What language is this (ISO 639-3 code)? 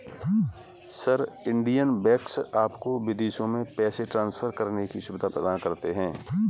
hin